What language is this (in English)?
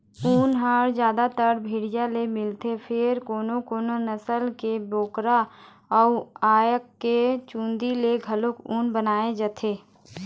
Chhattisgarhi